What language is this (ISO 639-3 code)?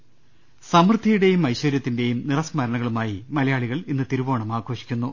mal